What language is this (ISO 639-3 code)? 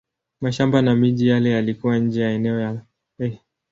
swa